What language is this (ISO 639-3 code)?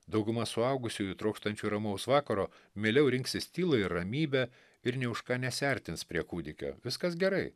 lit